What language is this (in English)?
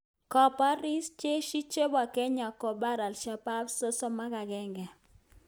Kalenjin